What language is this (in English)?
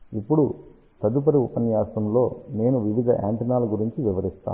Telugu